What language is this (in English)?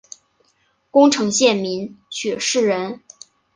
Chinese